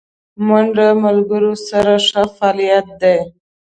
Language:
Pashto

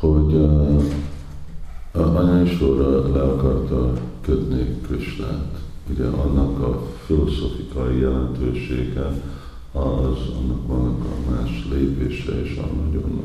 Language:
Hungarian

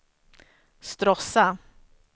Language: Swedish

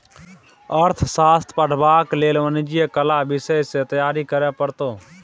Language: Maithili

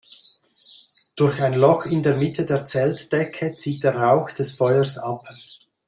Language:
German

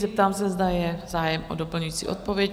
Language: Czech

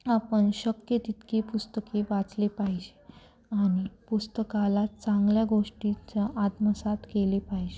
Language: Marathi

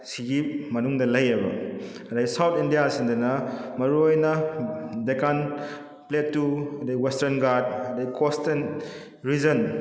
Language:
Manipuri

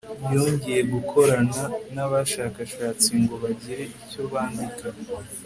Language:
Kinyarwanda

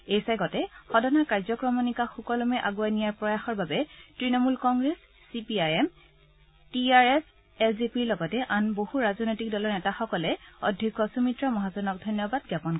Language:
Assamese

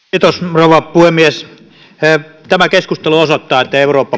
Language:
Finnish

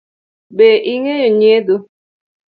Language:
Luo (Kenya and Tanzania)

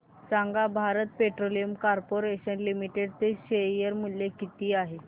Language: Marathi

